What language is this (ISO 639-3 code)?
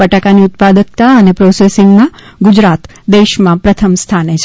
guj